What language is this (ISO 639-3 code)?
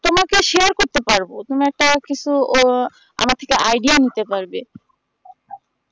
ben